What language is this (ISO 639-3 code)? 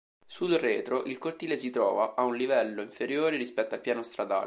ita